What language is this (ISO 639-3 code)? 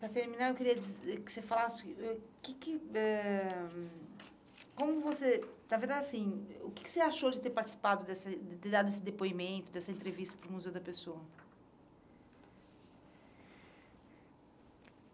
por